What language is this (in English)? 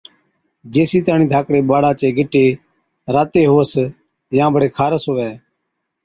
Od